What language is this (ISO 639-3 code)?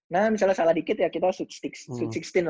ind